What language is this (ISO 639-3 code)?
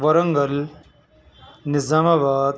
urd